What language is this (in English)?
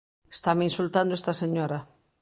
Galician